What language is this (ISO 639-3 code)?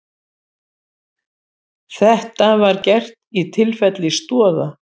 isl